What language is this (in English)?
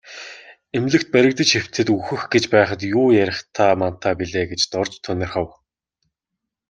Mongolian